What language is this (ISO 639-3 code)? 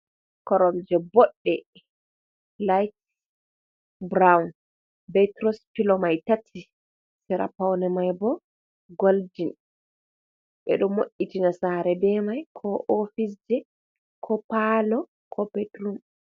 ful